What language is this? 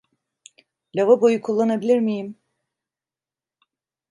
Turkish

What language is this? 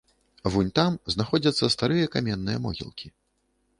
Belarusian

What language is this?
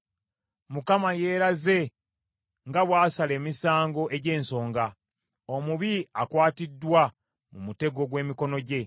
Ganda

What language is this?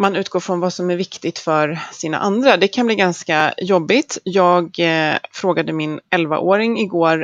Swedish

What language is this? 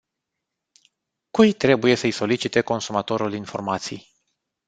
Romanian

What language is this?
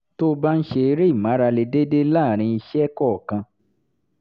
Yoruba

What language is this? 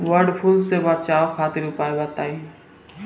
Bhojpuri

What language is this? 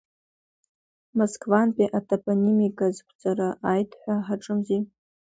Abkhazian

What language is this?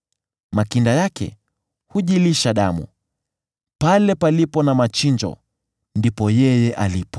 Swahili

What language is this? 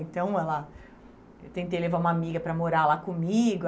Portuguese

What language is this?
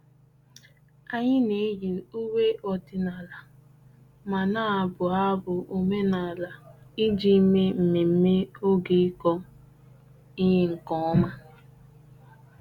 Igbo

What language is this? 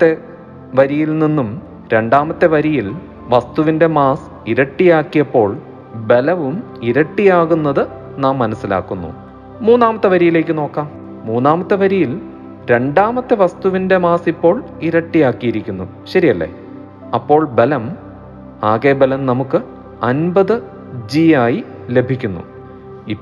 Malayalam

